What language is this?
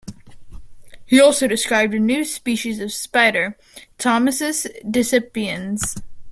English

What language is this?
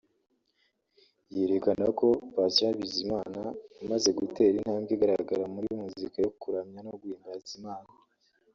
Kinyarwanda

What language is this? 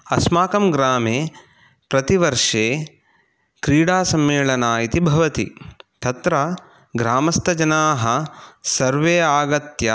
Sanskrit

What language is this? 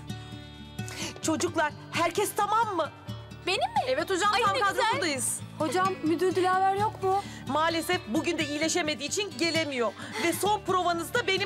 Turkish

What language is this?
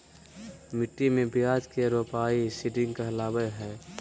Magahi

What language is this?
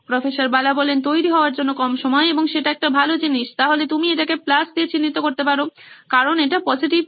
Bangla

